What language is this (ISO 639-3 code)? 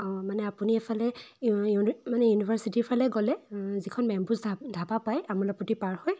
asm